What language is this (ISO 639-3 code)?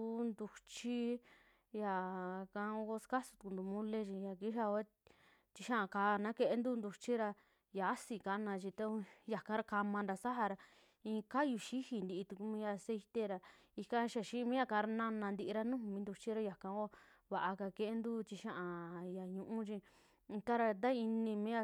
jmx